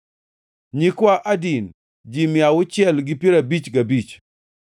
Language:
Luo (Kenya and Tanzania)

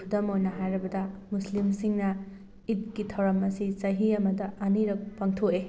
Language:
Manipuri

